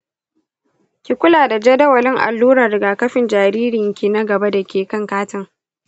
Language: Hausa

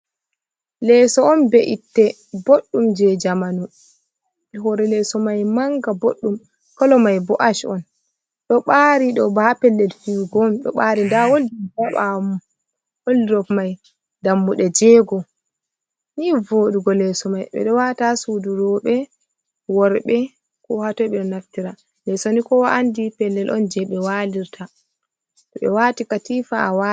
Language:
Fula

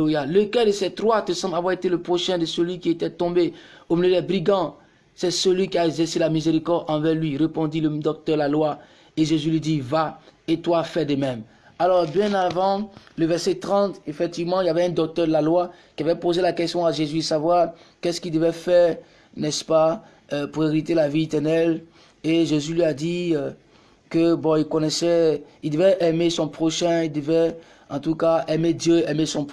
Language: French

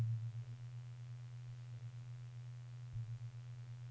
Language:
Norwegian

